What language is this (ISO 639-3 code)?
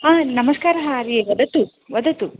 san